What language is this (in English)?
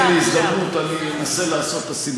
Hebrew